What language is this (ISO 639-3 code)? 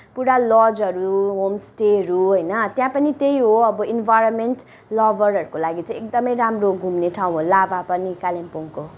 nep